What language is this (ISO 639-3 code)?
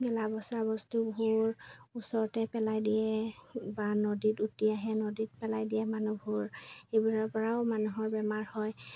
asm